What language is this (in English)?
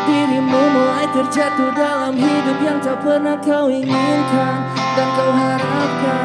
Indonesian